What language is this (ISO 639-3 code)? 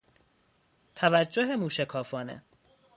fas